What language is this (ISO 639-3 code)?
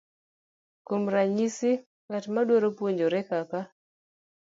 luo